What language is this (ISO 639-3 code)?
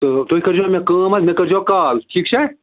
kas